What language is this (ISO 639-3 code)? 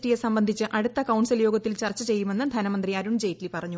mal